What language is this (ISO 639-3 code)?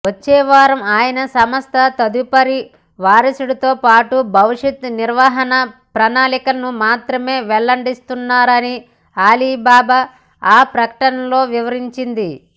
tel